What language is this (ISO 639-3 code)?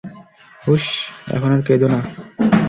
ben